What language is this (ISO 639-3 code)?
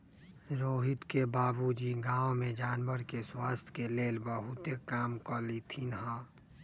mag